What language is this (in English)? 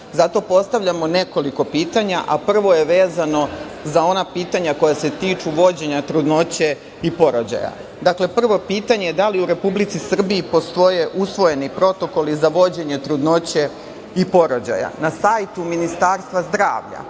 Serbian